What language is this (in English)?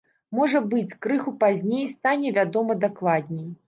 Belarusian